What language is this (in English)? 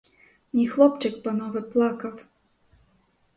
Ukrainian